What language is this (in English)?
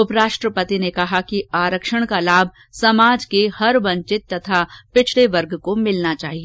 Hindi